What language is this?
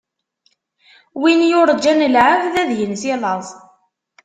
Kabyle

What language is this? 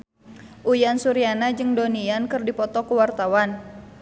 Sundanese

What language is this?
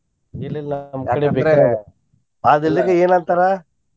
Kannada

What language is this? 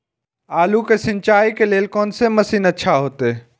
Maithili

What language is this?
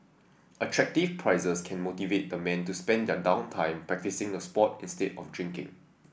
English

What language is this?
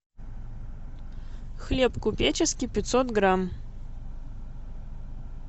Russian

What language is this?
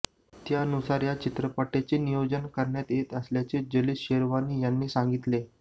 Marathi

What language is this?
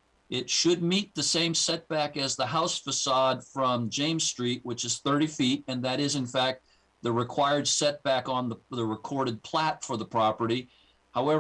English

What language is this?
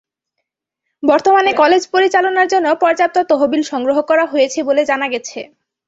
Bangla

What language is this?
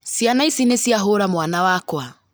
Kikuyu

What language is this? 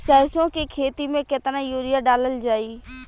Bhojpuri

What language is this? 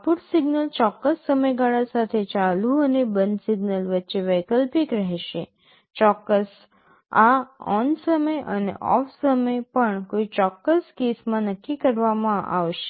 Gujarati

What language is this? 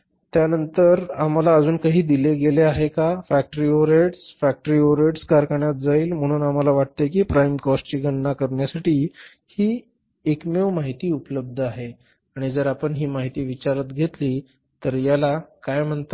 Marathi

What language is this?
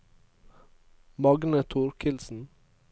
Norwegian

